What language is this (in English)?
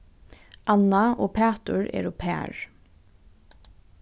Faroese